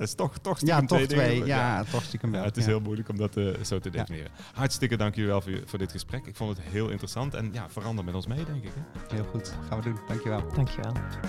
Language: Dutch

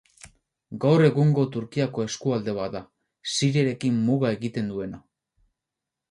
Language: Basque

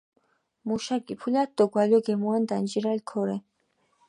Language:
Mingrelian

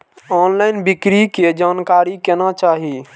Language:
Maithili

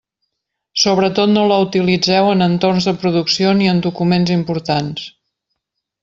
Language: Catalan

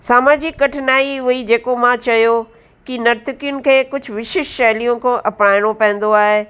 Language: Sindhi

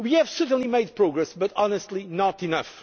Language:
English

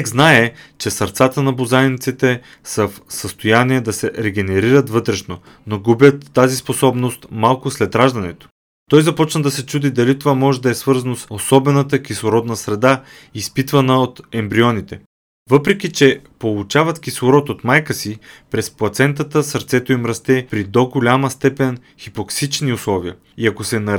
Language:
Bulgarian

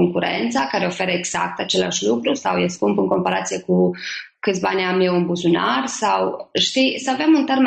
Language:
Romanian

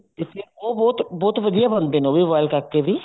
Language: Punjabi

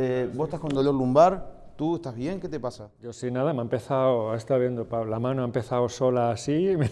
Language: Spanish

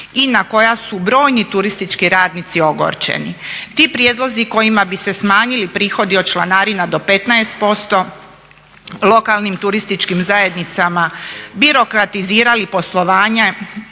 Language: Croatian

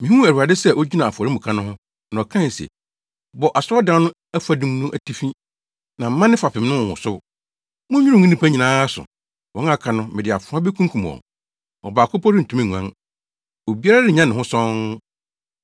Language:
Akan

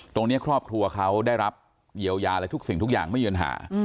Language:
Thai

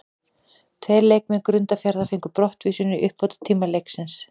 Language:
Icelandic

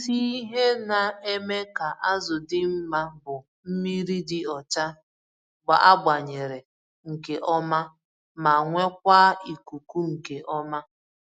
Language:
Igbo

